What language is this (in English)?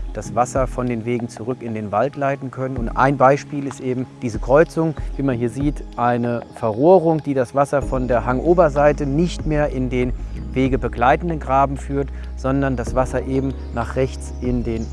German